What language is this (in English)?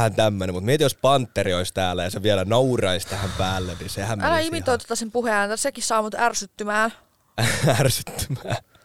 Finnish